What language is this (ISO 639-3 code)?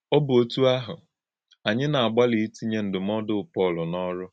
ibo